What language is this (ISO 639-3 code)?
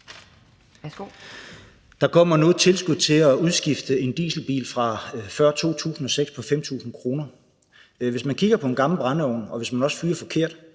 dan